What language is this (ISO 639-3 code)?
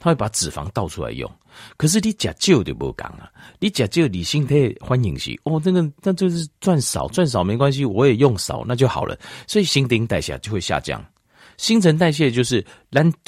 zho